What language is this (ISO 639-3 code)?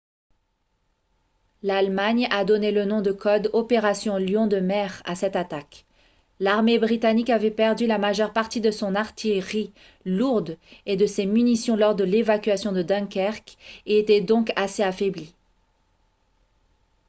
fra